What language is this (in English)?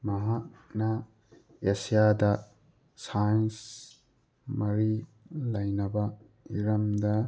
Manipuri